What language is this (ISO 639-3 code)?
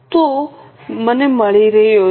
guj